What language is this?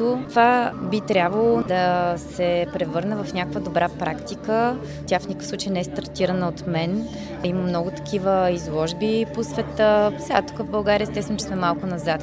Bulgarian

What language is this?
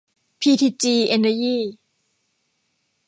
Thai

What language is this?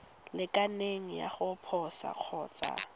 Tswana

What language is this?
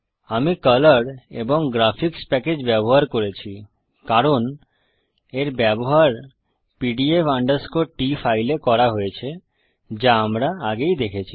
Bangla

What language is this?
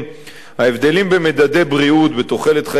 Hebrew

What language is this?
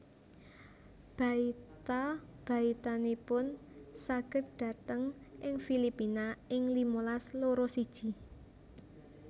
Javanese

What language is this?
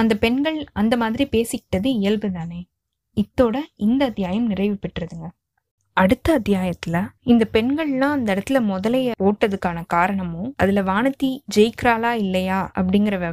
Tamil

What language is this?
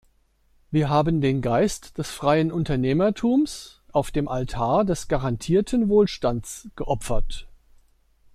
German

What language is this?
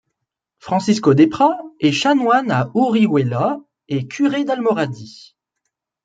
French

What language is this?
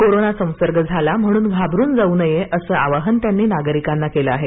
Marathi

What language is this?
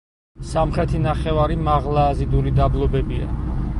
Georgian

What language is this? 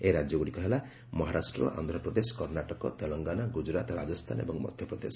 Odia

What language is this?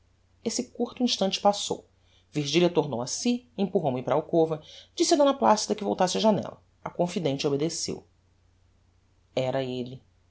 Portuguese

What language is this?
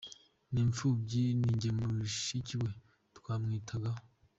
Kinyarwanda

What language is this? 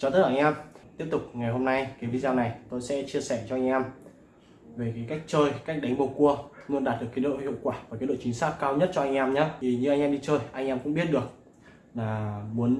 Vietnamese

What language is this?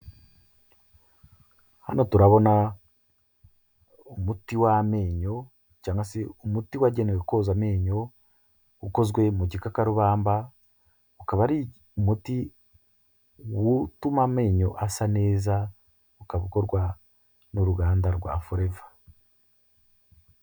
Kinyarwanda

